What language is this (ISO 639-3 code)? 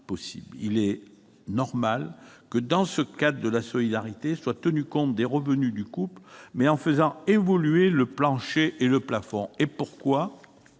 fra